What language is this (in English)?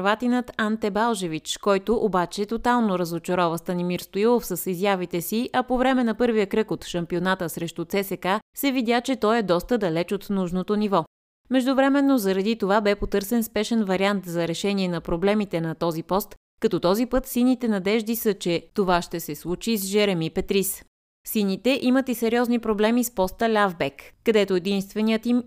Bulgarian